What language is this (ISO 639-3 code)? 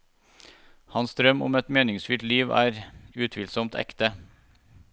nor